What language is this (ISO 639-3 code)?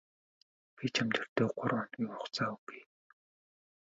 mon